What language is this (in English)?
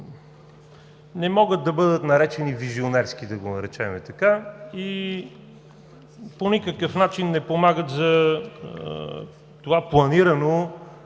Bulgarian